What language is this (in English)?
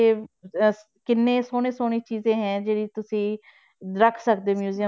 Punjabi